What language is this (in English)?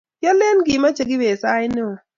Kalenjin